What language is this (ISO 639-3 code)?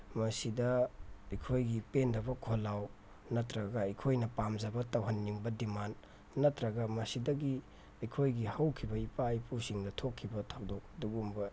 mni